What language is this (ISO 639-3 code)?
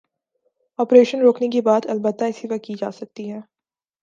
urd